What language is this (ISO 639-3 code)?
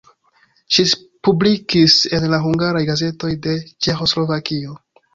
epo